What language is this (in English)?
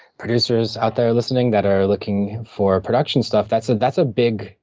English